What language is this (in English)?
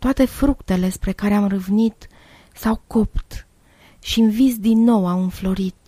Romanian